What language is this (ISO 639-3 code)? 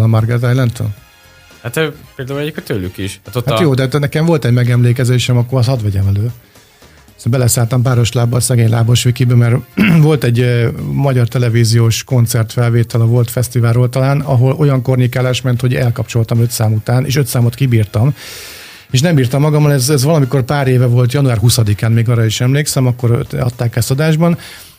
hun